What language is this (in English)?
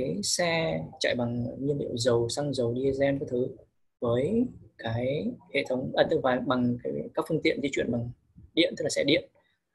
Vietnamese